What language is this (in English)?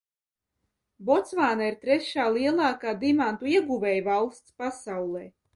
Latvian